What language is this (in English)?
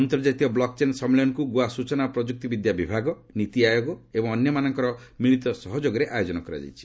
Odia